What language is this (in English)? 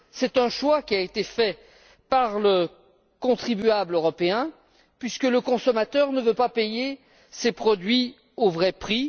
French